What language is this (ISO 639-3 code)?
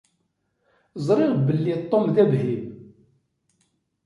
kab